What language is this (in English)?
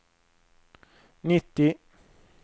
Swedish